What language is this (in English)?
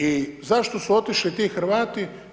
Croatian